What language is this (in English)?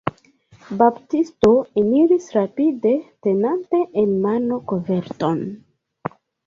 Esperanto